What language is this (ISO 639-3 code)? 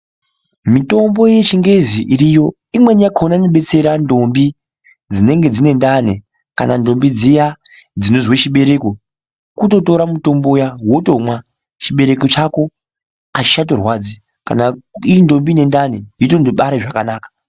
ndc